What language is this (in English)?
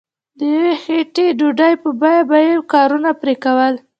Pashto